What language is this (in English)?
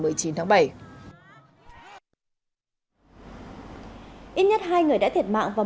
Vietnamese